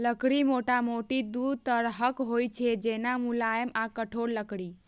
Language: Maithili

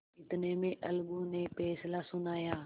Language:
Hindi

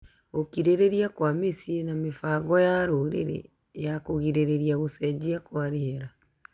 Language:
Kikuyu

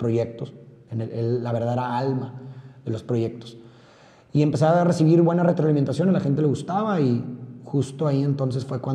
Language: Spanish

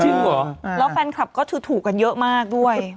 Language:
Thai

